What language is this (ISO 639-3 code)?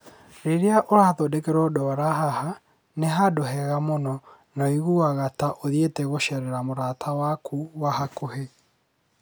kik